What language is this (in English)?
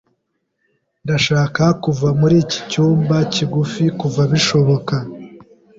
Kinyarwanda